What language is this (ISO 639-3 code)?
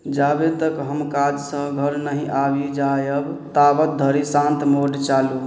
mai